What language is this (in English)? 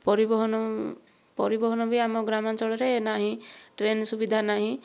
Odia